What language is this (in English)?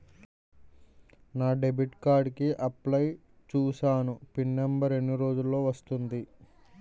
Telugu